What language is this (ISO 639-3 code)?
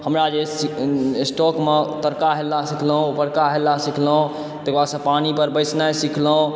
mai